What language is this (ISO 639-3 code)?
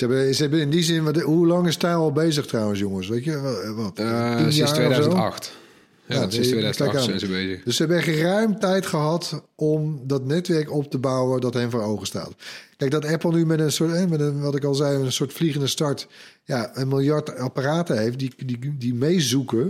nld